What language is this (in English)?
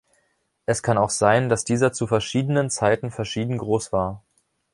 German